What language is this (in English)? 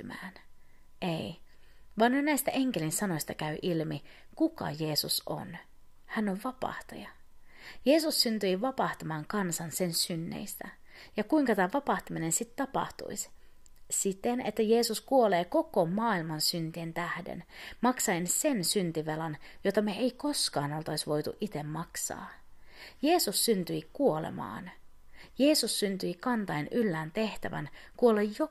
Finnish